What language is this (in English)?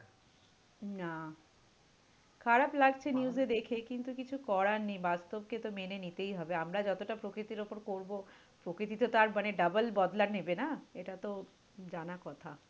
Bangla